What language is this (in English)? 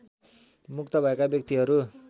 Nepali